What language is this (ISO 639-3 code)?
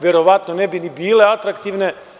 srp